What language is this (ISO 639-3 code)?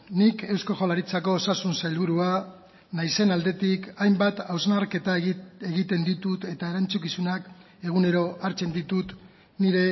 eus